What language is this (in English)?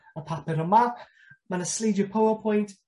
Welsh